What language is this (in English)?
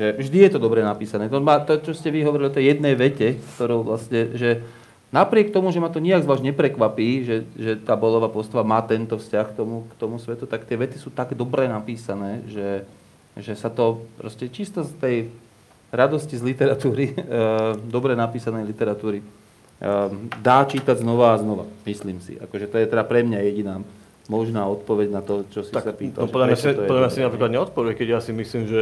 Slovak